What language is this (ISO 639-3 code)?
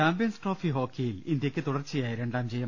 mal